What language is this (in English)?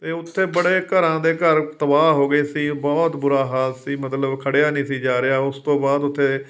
Punjabi